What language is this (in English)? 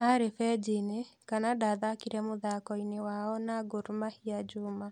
Kikuyu